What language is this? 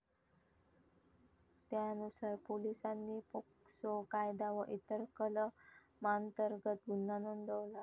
Marathi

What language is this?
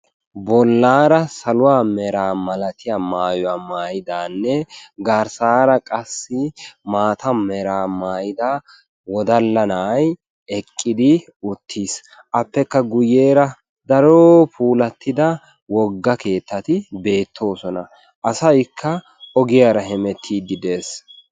Wolaytta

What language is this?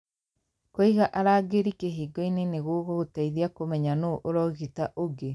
Kikuyu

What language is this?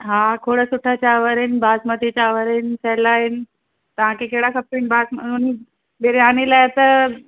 Sindhi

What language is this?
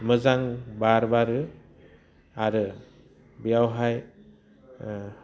Bodo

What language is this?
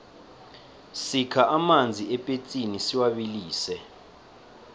South Ndebele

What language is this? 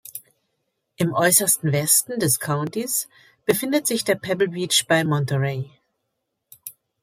German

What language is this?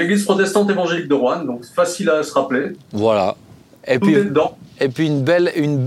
French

